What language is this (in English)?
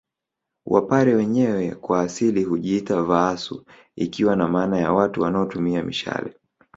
Swahili